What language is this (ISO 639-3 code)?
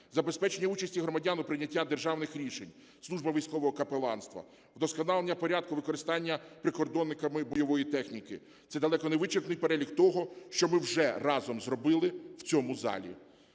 ukr